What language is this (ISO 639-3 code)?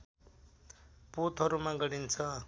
nep